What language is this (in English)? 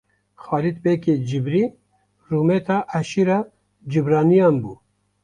Kurdish